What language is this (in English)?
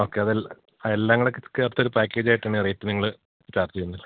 Malayalam